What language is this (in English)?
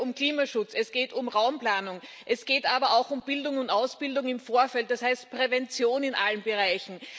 German